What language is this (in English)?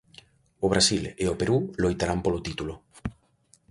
Galician